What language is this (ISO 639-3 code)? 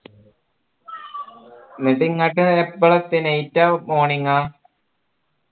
mal